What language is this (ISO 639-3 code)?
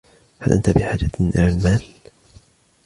ara